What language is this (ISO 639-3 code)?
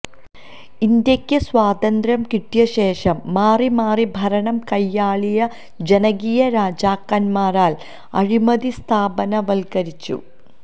mal